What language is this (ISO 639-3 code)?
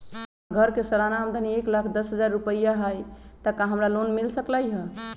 mag